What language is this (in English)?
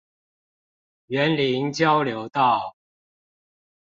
Chinese